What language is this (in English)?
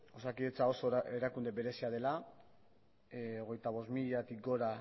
Basque